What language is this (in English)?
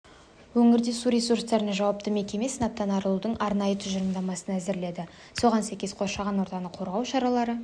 Kazakh